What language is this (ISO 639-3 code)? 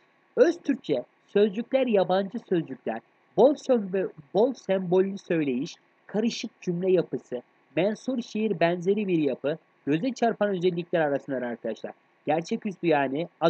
tur